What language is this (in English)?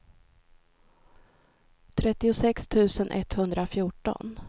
Swedish